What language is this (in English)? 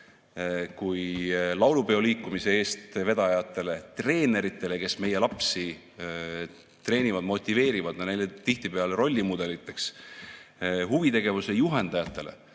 Estonian